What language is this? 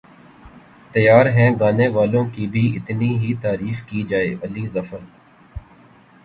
Urdu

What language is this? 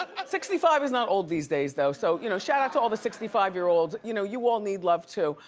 English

